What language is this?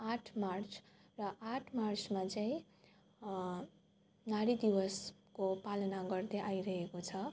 Nepali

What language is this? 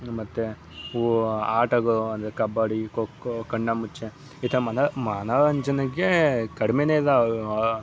Kannada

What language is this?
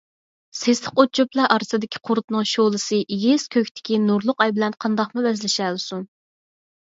Uyghur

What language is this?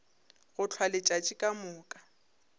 Northern Sotho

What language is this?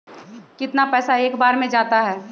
Magahi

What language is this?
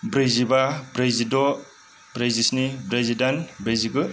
Bodo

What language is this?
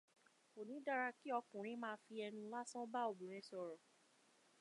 Yoruba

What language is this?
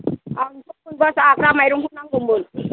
Bodo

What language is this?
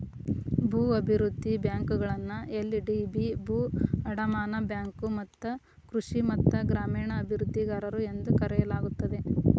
Kannada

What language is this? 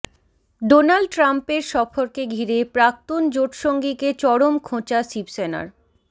Bangla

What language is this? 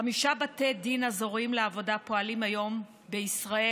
Hebrew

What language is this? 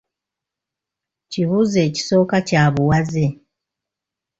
Ganda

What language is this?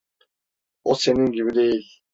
Turkish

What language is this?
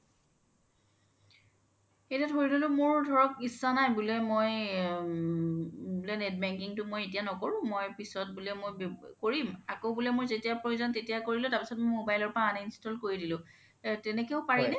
Assamese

